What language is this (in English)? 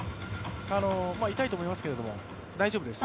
Japanese